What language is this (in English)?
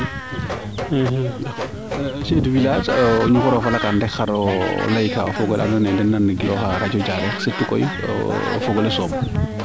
Serer